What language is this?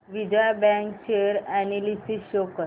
Marathi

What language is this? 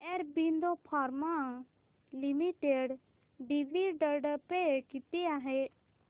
Marathi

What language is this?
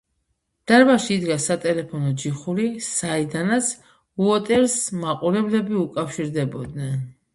Georgian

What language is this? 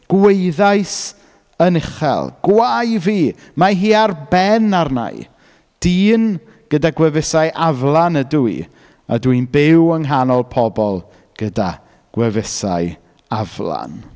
Welsh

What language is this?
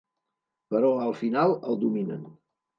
Catalan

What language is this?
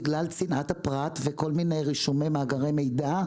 Hebrew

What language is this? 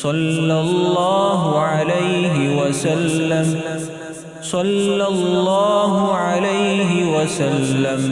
Arabic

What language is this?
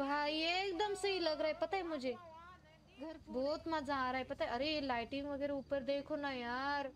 Hindi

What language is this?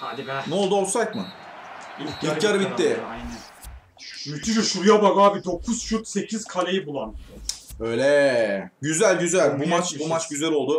Turkish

